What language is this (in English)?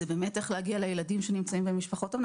Hebrew